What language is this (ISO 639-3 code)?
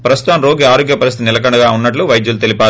tel